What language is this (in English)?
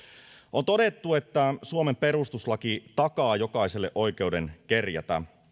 Finnish